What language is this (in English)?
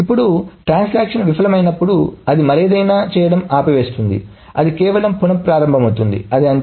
Telugu